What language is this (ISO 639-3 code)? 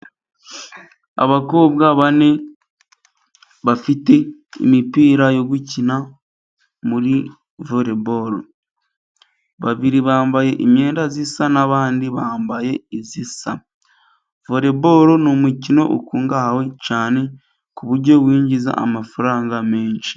kin